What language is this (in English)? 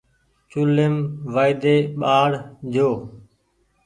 Goaria